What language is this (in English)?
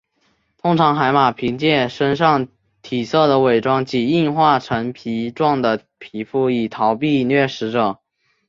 Chinese